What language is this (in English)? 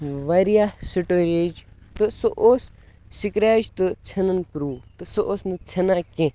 Kashmiri